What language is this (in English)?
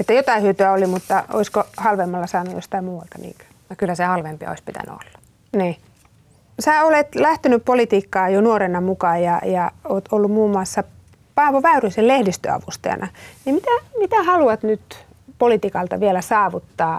Finnish